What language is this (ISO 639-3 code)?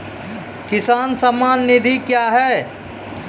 mai